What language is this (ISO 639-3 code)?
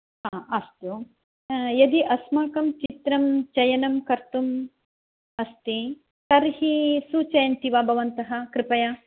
san